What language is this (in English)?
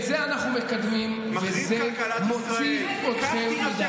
Hebrew